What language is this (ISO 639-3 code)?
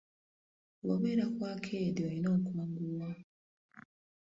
lug